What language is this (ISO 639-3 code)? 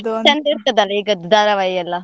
kan